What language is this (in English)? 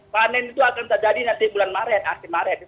Indonesian